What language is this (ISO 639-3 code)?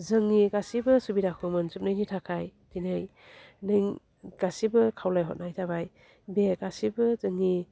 brx